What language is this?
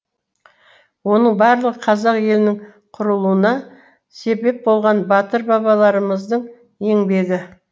Kazakh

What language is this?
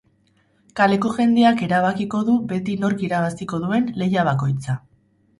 Basque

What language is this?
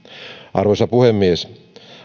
Finnish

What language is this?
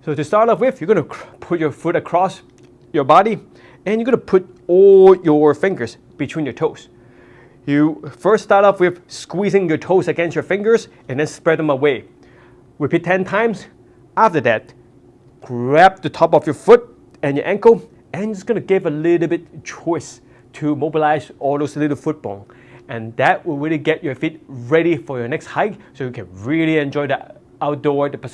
English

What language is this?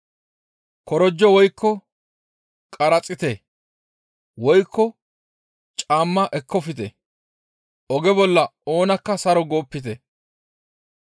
Gamo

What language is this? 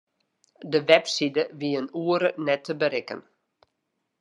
Western Frisian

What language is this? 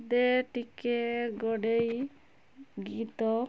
Odia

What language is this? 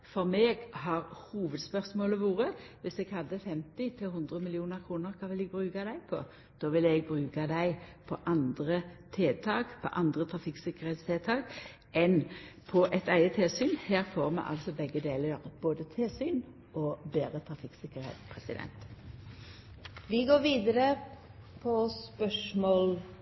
Norwegian Nynorsk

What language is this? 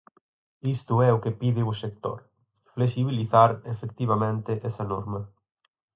Galician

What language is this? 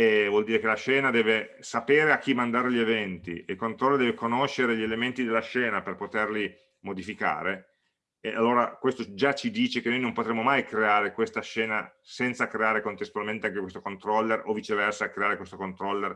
Italian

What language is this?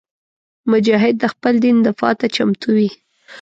Pashto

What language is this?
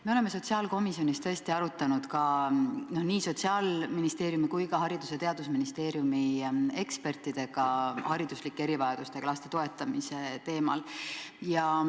Estonian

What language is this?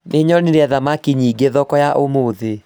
Kikuyu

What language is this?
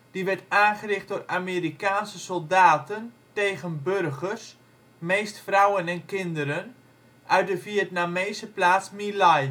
Dutch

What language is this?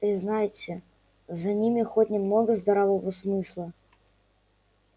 Russian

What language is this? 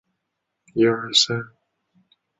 Chinese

